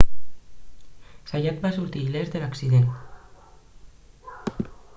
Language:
Catalan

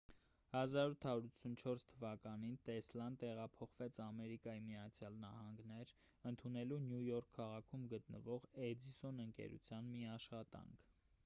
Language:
Armenian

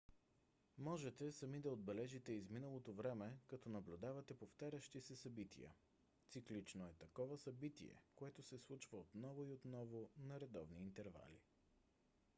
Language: Bulgarian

